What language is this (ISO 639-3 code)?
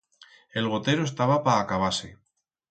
arg